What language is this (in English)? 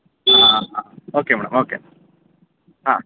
Kannada